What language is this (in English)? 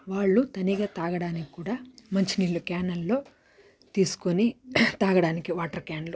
Telugu